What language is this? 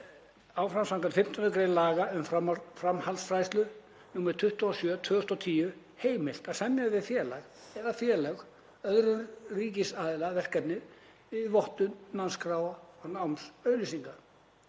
Icelandic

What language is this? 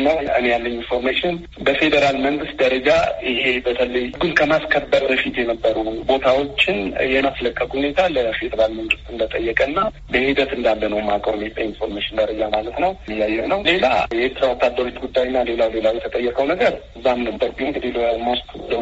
Amharic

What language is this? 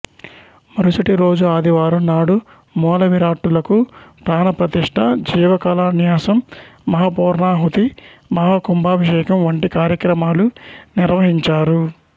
Telugu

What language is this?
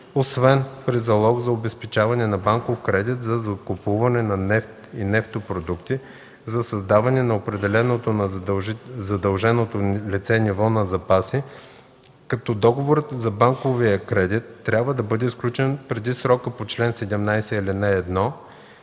Bulgarian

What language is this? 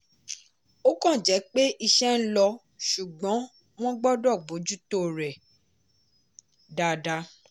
Yoruba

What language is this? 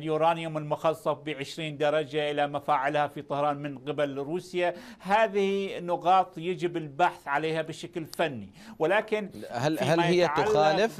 Arabic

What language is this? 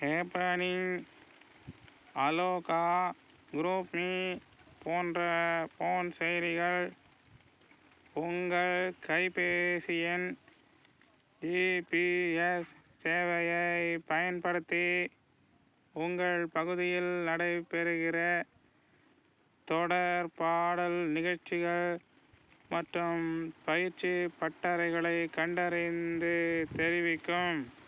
Tamil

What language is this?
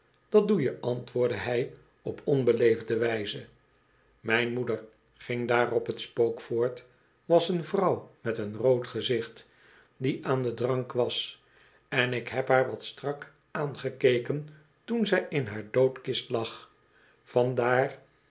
Dutch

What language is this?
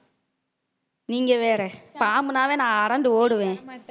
Tamil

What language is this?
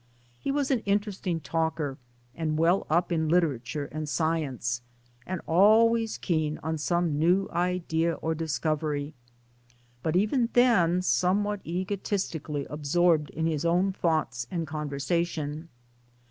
English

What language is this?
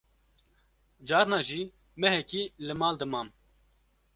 Kurdish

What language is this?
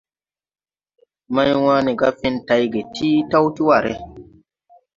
Tupuri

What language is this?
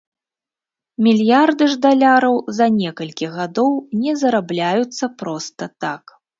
Belarusian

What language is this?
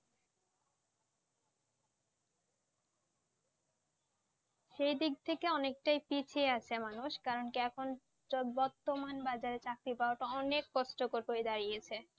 Bangla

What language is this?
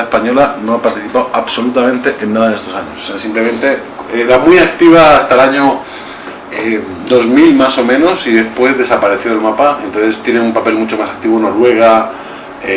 Spanish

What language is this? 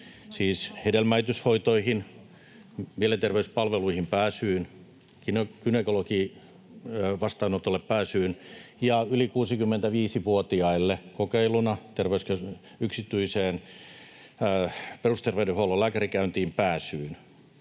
Finnish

